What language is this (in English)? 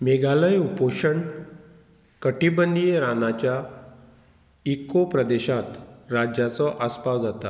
Konkani